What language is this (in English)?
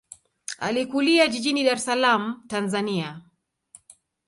Swahili